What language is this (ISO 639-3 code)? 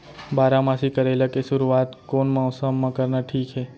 hne